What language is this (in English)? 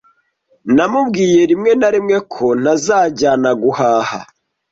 Kinyarwanda